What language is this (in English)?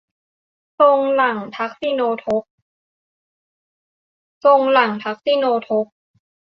Thai